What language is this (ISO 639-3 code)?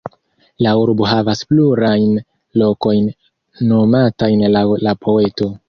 epo